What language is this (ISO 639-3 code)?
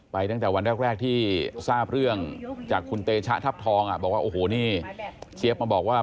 tha